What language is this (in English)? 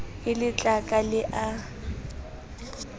Southern Sotho